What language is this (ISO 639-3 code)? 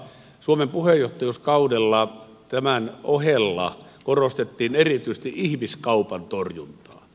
fin